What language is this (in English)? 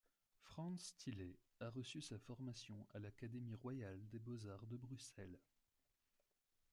French